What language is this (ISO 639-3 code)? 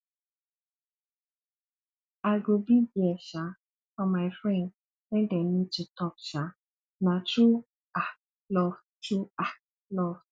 pcm